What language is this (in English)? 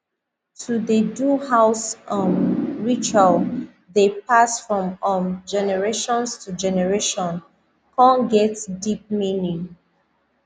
Nigerian Pidgin